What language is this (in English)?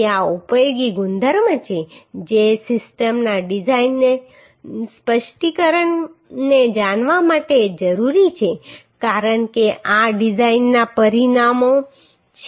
Gujarati